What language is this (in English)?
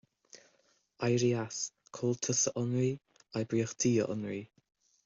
Irish